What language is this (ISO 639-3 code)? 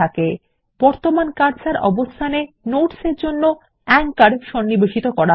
ben